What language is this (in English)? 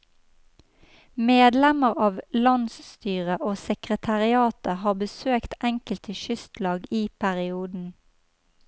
Norwegian